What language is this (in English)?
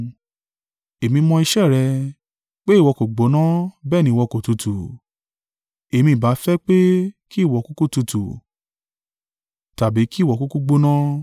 Yoruba